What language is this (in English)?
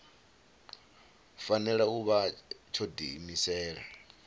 Venda